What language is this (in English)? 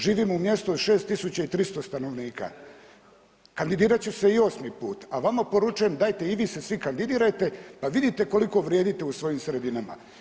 Croatian